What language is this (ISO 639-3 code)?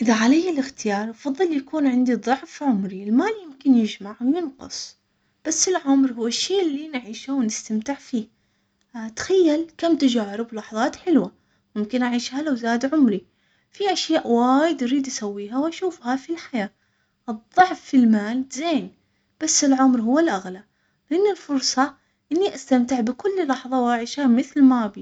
acx